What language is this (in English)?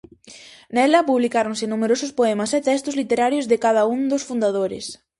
Galician